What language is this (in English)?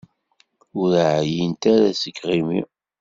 Kabyle